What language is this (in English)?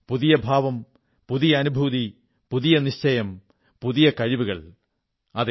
Malayalam